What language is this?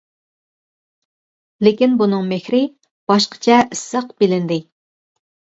Uyghur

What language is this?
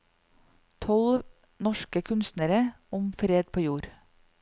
Norwegian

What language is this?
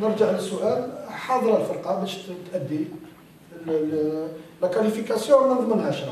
Arabic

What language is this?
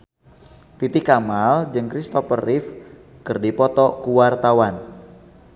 Sundanese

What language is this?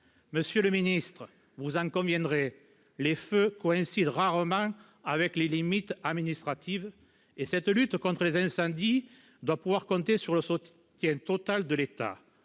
French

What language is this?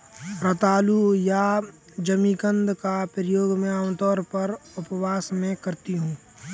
Hindi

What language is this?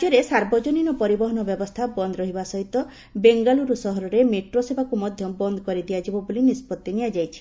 Odia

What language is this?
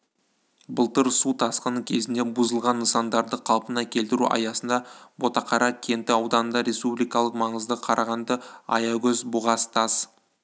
Kazakh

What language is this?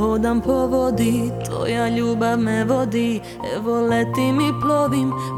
Croatian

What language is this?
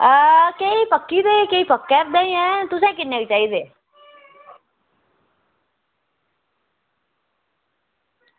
Dogri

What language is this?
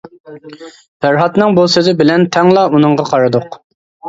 Uyghur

